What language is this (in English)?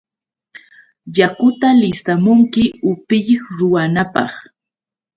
Yauyos Quechua